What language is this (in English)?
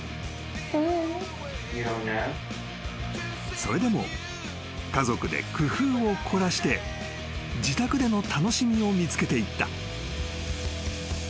Japanese